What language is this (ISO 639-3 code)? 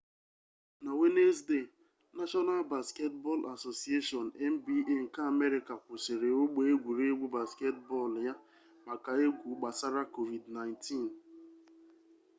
ibo